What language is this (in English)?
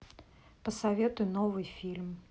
Russian